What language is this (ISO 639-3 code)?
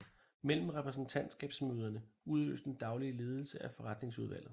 dan